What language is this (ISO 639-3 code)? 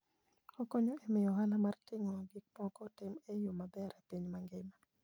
luo